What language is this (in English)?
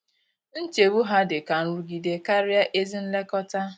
Igbo